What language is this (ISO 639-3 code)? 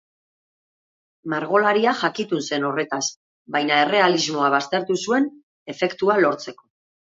eus